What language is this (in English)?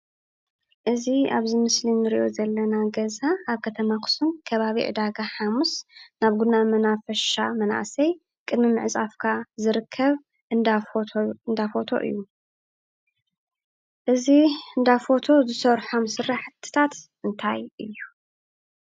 Tigrinya